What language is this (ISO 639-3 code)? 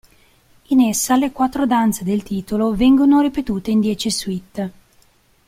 ita